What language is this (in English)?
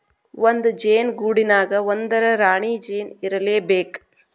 Kannada